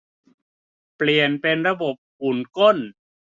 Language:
Thai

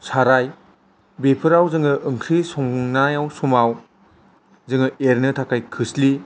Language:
Bodo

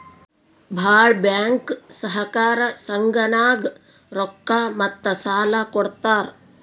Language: Kannada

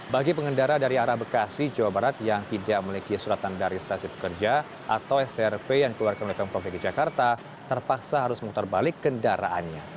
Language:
Indonesian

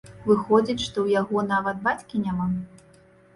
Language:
Belarusian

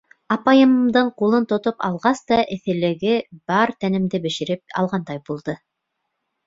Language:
Bashkir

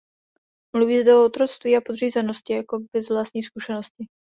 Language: Czech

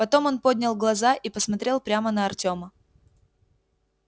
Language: Russian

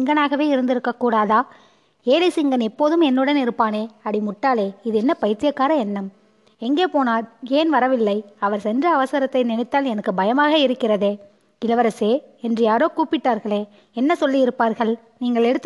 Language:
Tamil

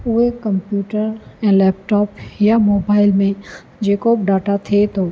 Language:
Sindhi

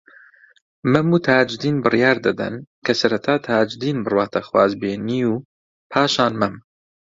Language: Central Kurdish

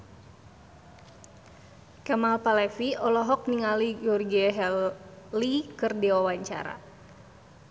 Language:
Sundanese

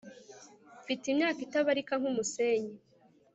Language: Kinyarwanda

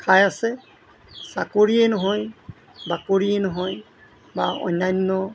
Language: Assamese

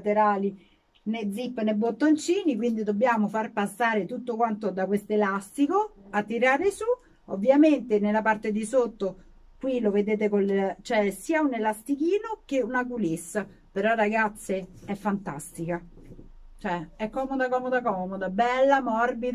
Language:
Italian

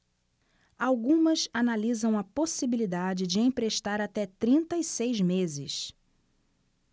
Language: Portuguese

